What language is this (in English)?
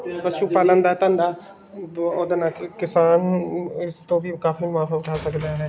Punjabi